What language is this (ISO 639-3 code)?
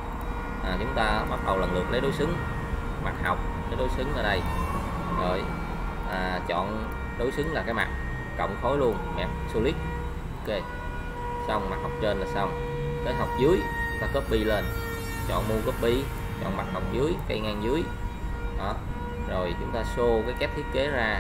vie